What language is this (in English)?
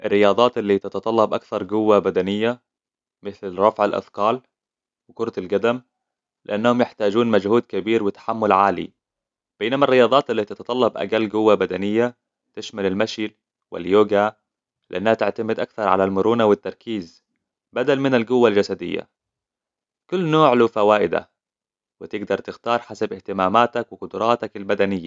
Hijazi Arabic